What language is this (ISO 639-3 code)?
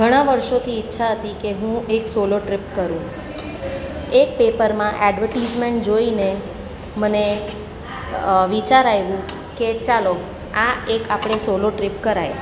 guj